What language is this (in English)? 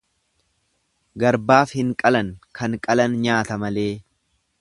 Oromo